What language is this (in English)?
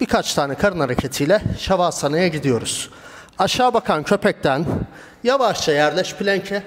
Turkish